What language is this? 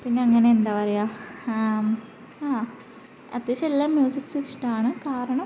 Malayalam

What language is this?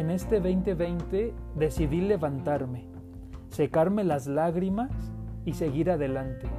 Spanish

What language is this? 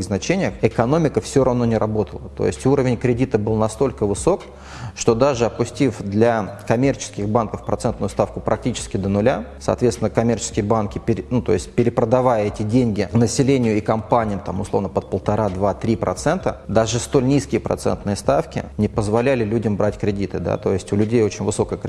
Russian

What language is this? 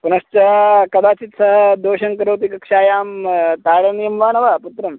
Sanskrit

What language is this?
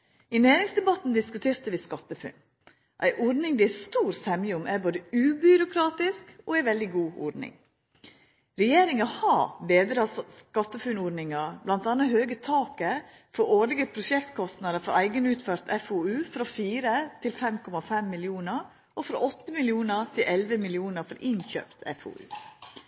Norwegian Nynorsk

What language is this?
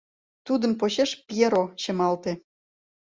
Mari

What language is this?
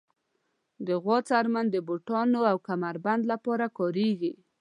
Pashto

